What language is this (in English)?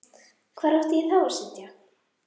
Icelandic